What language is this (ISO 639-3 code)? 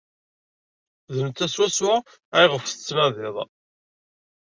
kab